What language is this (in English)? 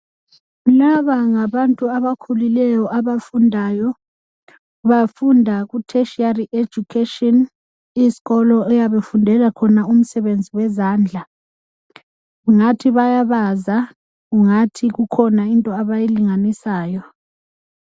North Ndebele